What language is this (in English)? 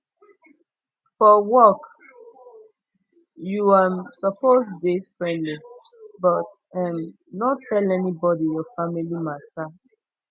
Nigerian Pidgin